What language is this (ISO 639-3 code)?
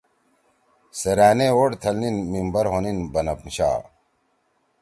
trw